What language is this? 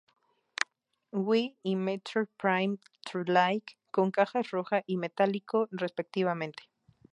Spanish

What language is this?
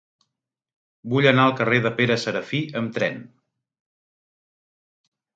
Catalan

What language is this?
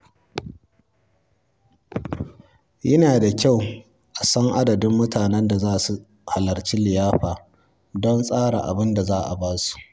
Hausa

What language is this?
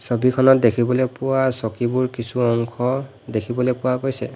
Assamese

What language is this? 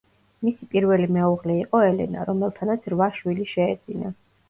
Georgian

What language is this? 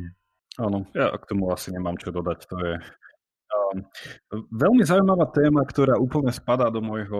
Slovak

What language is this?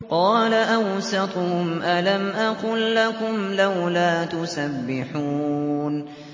Arabic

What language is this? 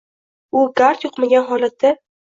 Uzbek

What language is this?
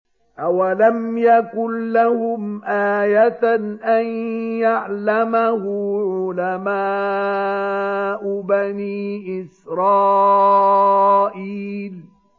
Arabic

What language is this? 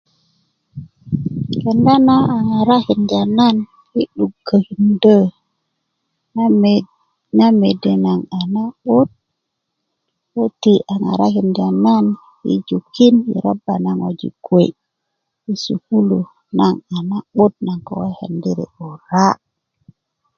Kuku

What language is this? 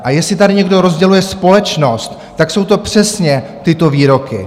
Czech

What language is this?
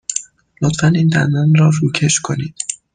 Persian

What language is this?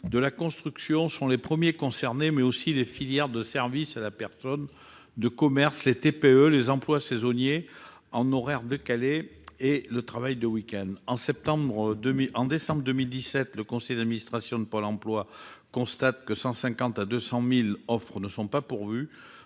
French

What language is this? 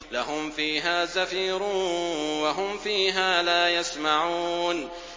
Arabic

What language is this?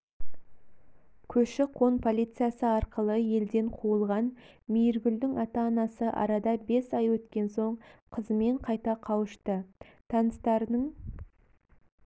Kazakh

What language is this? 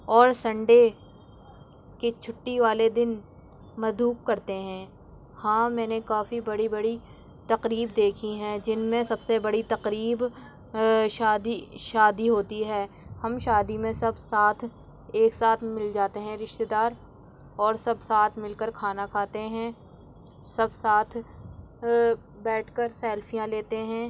Urdu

